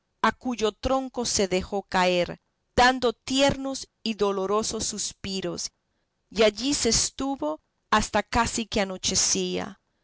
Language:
Spanish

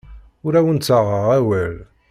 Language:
Kabyle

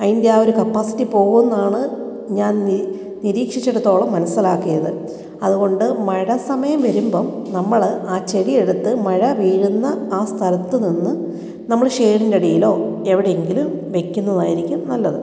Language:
Malayalam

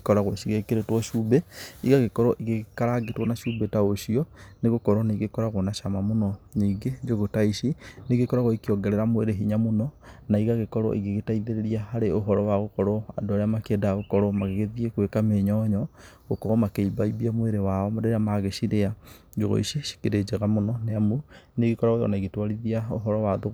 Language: Kikuyu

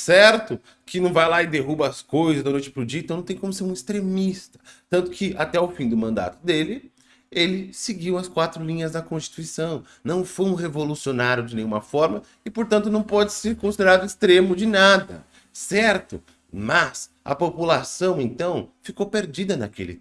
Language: Portuguese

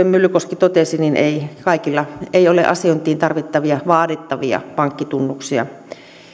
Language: Finnish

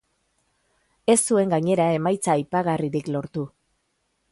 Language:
Basque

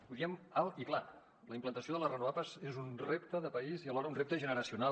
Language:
Catalan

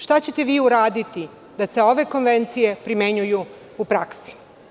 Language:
Serbian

